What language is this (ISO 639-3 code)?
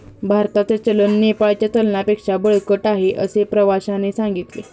mar